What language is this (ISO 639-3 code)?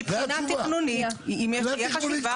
heb